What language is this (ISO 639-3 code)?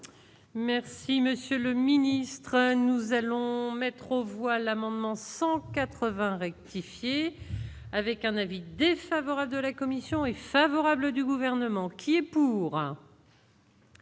fra